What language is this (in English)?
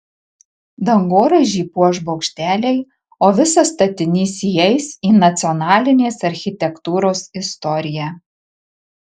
Lithuanian